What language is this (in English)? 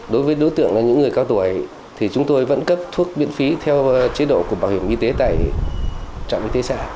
Vietnamese